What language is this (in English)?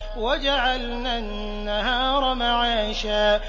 Arabic